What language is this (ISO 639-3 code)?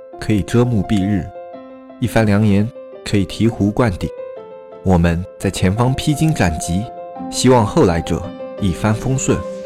zho